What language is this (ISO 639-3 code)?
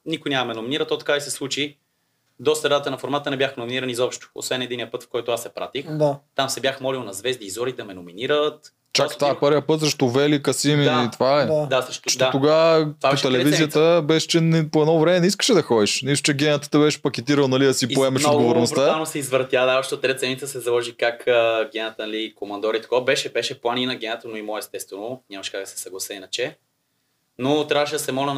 bul